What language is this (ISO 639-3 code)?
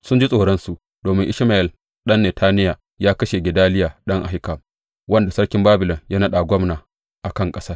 hau